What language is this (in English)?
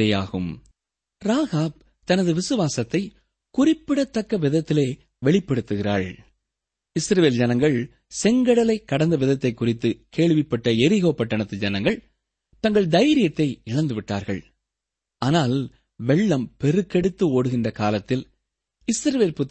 Tamil